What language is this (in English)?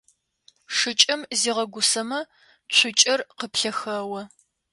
Adyghe